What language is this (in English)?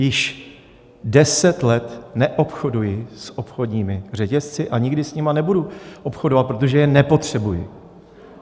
Czech